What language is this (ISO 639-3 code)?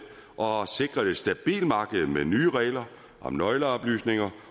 dan